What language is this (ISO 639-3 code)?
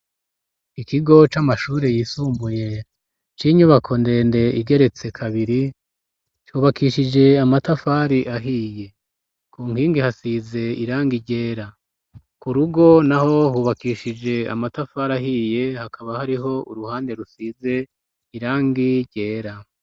run